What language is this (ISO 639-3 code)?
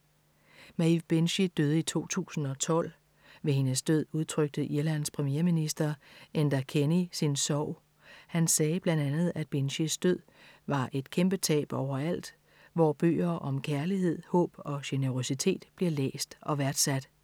dan